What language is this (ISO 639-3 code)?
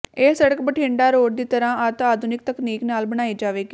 pan